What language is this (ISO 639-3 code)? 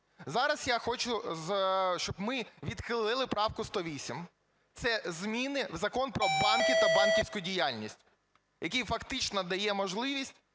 ukr